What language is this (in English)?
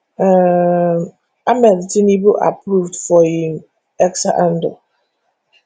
Nigerian Pidgin